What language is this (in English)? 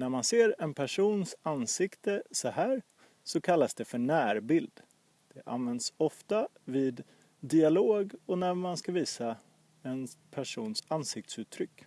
Swedish